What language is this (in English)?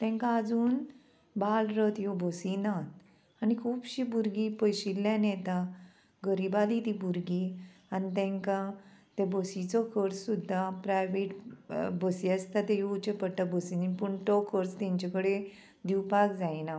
Konkani